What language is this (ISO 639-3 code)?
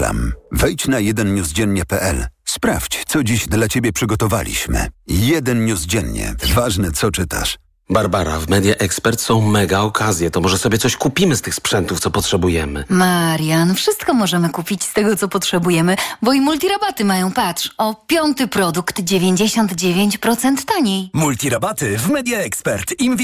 pol